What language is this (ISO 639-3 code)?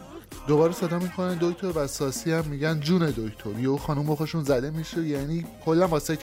fas